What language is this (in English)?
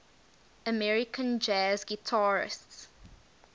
English